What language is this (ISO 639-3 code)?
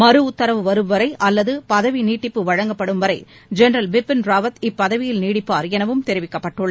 tam